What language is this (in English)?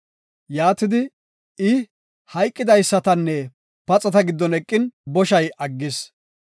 Gofa